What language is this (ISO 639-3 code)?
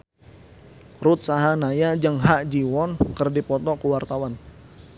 sun